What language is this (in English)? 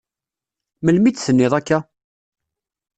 Kabyle